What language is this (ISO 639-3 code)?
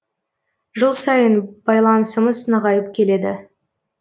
kaz